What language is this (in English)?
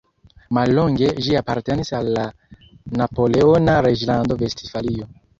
Esperanto